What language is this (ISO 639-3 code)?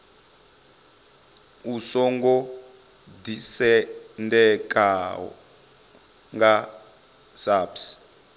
ven